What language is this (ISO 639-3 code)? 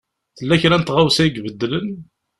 kab